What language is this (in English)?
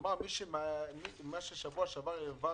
Hebrew